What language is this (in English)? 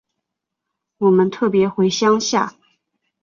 Chinese